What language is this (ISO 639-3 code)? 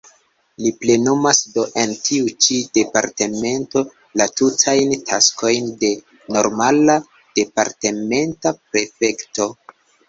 epo